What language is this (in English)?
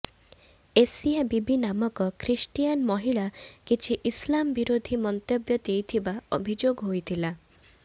Odia